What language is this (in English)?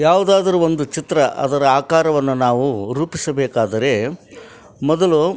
Kannada